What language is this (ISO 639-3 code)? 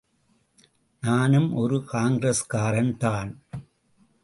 tam